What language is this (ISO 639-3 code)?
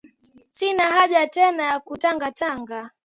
swa